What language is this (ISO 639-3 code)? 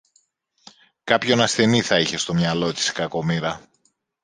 ell